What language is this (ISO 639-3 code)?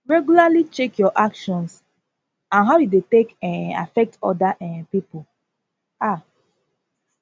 pcm